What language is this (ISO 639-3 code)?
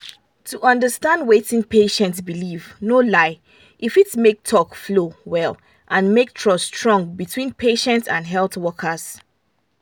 pcm